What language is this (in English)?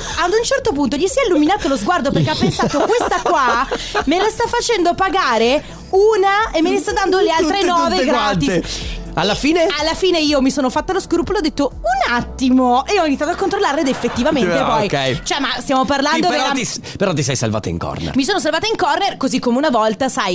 Italian